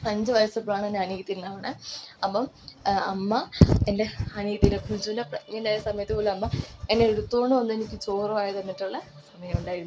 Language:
Malayalam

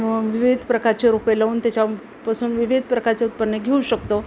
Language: Marathi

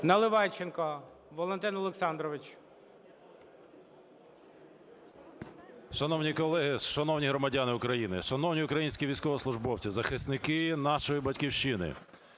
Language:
Ukrainian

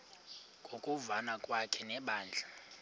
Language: Xhosa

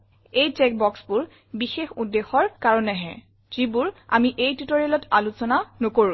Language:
Assamese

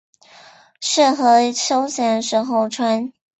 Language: Chinese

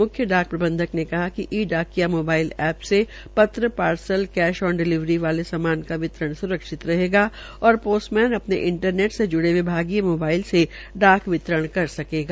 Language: Hindi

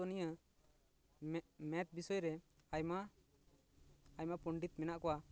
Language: Santali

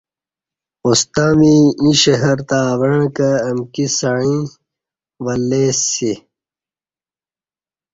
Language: Kati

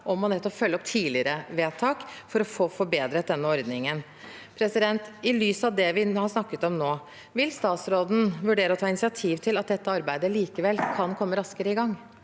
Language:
Norwegian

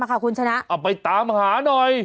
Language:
Thai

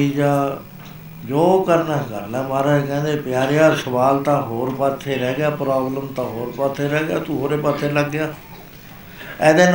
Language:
Punjabi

